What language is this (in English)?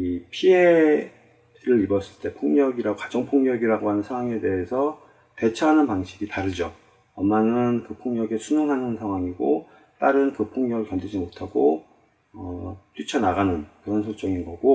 Korean